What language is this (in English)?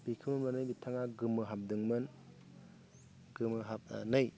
Bodo